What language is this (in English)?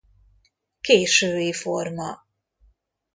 Hungarian